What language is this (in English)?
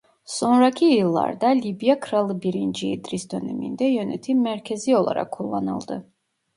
Turkish